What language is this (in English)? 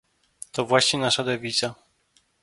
Polish